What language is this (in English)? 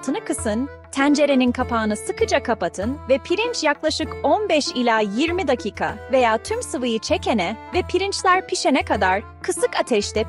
Turkish